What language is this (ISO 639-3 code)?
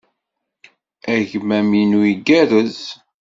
kab